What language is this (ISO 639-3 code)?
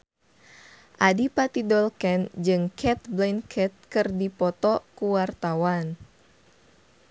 sun